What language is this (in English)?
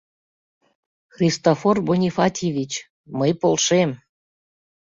Mari